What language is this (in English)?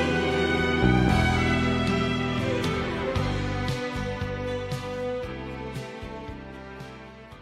Chinese